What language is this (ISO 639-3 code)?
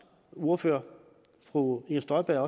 dan